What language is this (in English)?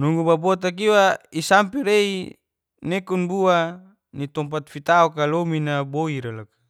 Geser-Gorom